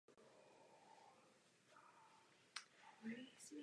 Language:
Czech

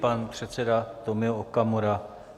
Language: Czech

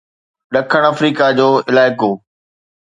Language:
Sindhi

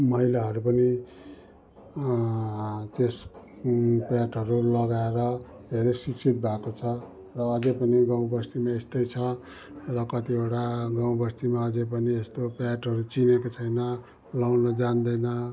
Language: Nepali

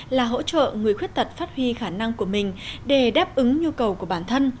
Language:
Vietnamese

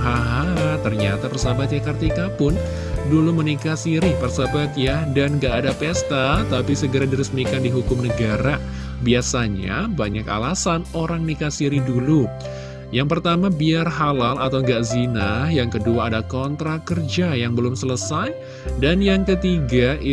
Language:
Indonesian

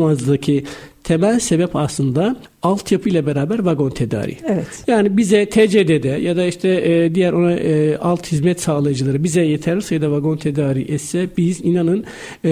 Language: Turkish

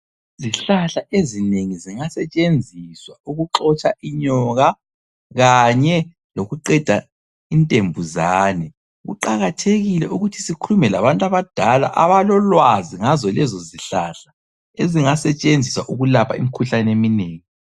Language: North Ndebele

